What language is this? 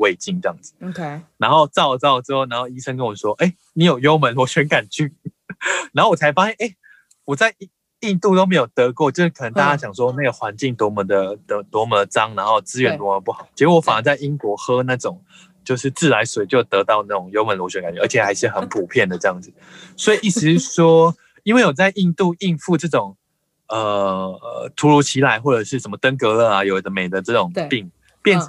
Chinese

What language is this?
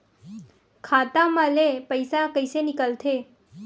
Chhattisgarhi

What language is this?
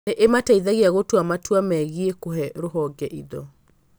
Kikuyu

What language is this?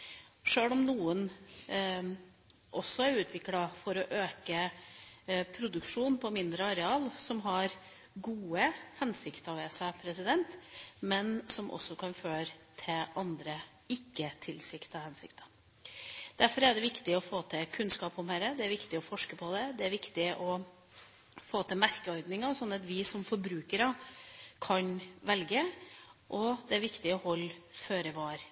Norwegian Bokmål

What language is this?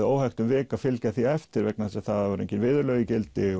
Icelandic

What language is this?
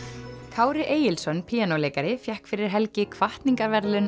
Icelandic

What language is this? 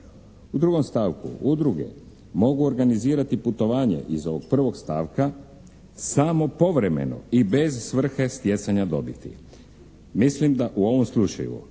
Croatian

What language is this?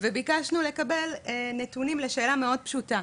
Hebrew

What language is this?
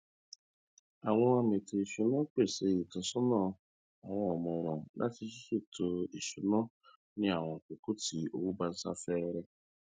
Yoruba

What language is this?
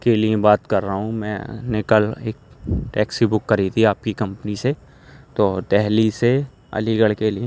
Urdu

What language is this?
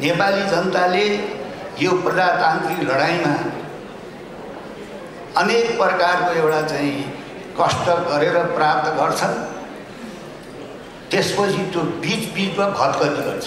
Turkish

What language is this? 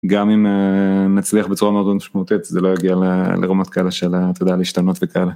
Hebrew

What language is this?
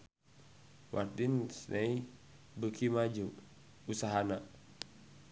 Sundanese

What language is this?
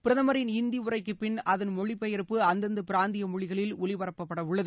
Tamil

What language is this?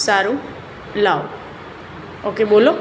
Gujarati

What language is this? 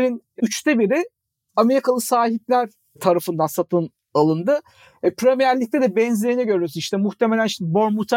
Turkish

